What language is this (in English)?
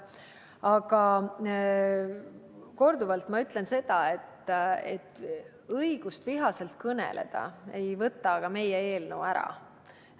Estonian